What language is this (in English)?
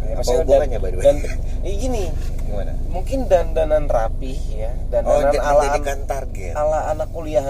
Indonesian